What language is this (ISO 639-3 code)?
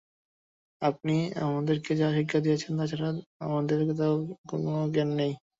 ben